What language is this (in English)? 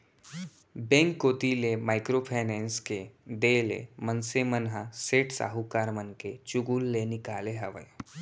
Chhattisgarhi